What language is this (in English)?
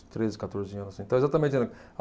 Portuguese